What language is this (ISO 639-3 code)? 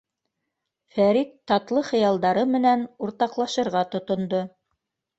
bak